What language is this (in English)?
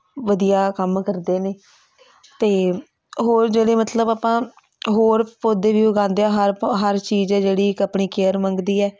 Punjabi